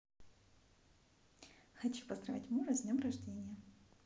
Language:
Russian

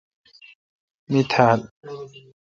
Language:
Kalkoti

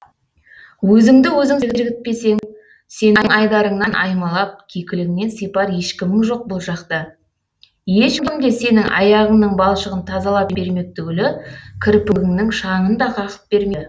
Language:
Kazakh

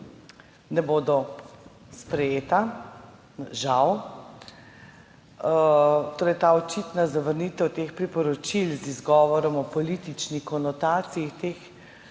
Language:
Slovenian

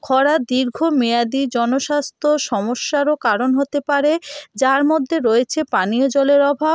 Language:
Bangla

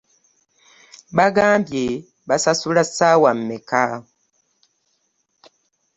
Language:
Ganda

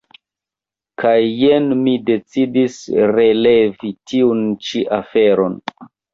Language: Esperanto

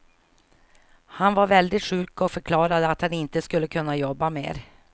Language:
Swedish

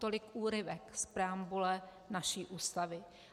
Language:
Czech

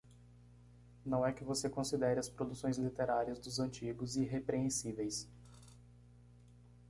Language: Portuguese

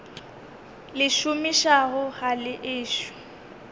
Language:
Northern Sotho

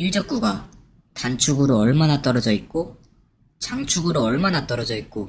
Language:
Korean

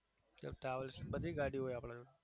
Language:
Gujarati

